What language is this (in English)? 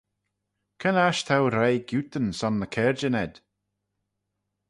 Manx